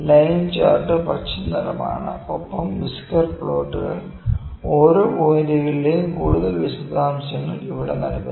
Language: Malayalam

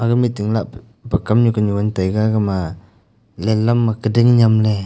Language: Wancho Naga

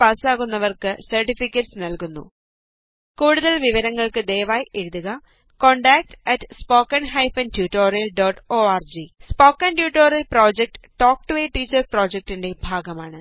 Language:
Malayalam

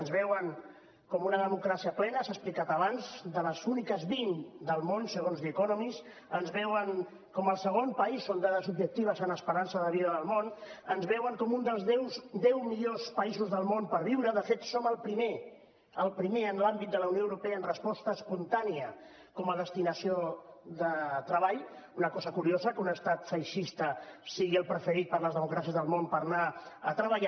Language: Catalan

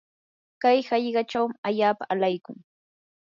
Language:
Yanahuanca Pasco Quechua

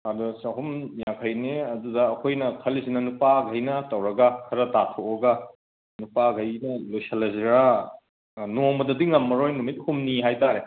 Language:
Manipuri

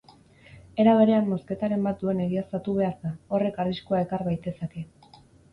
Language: Basque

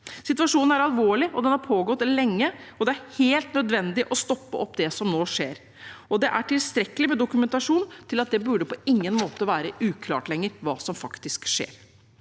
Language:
Norwegian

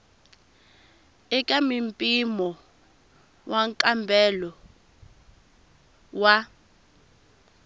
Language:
Tsonga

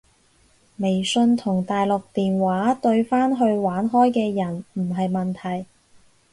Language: Cantonese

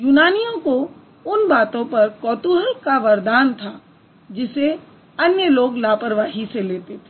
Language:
Hindi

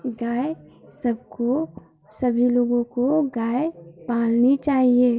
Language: Hindi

